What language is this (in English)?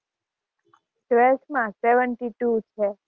Gujarati